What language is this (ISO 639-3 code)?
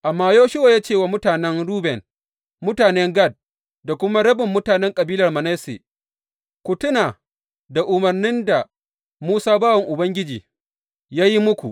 hau